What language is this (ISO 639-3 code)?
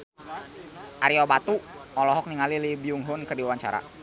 sun